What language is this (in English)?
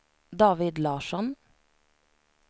Swedish